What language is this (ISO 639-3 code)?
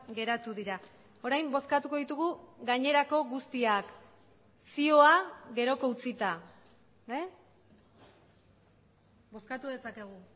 eus